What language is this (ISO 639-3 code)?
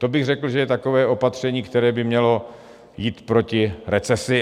ces